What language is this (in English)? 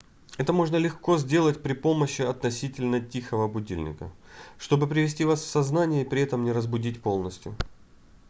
Russian